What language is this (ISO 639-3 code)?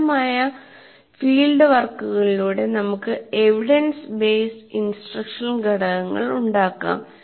mal